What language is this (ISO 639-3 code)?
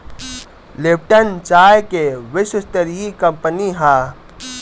bho